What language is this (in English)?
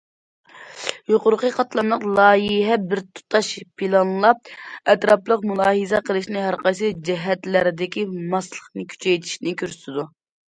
Uyghur